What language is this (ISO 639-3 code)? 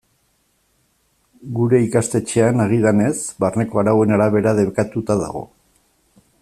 eus